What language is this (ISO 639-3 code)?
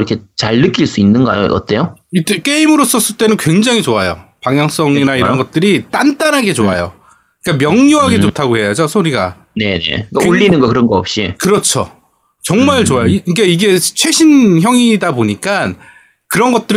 kor